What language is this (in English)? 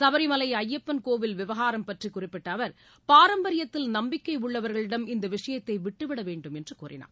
Tamil